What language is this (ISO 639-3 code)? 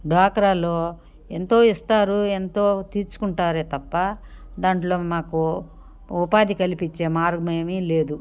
tel